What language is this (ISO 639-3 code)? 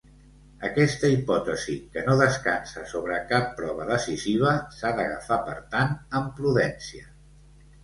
cat